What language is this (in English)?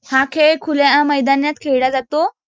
Marathi